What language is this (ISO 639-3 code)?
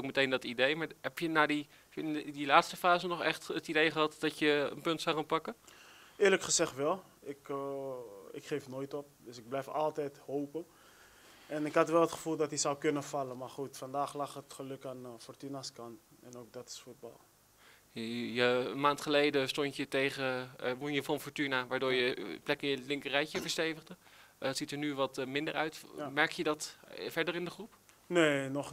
nld